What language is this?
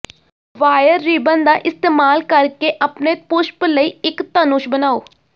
Punjabi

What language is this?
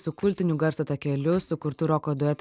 Lithuanian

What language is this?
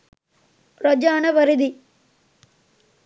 Sinhala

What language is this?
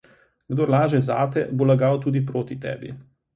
Slovenian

